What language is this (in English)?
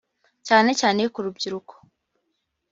Kinyarwanda